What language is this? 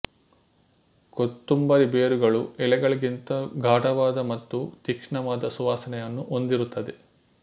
Kannada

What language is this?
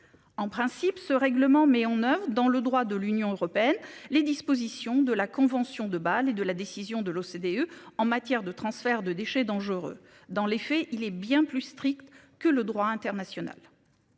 French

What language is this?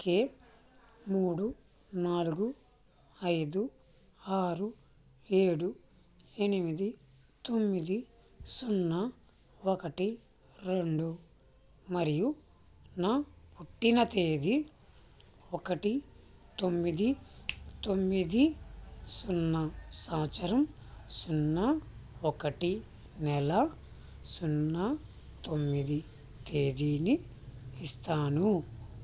Telugu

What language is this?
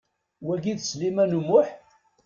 Kabyle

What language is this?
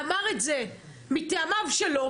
Hebrew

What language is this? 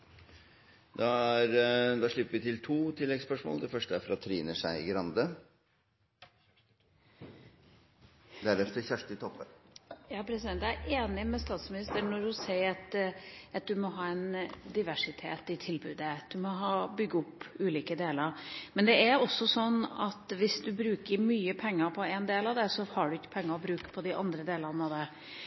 Norwegian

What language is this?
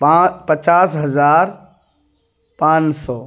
Urdu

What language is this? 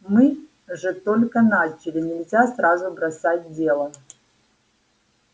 Russian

